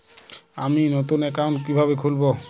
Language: Bangla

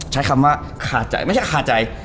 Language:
Thai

